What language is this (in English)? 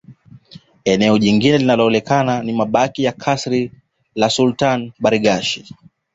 Swahili